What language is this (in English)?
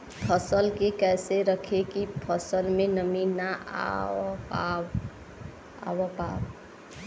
Bhojpuri